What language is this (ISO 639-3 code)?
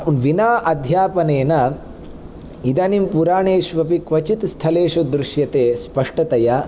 san